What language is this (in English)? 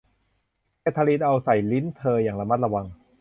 Thai